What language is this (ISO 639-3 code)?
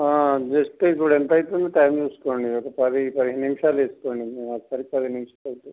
tel